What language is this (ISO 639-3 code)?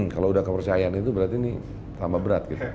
ind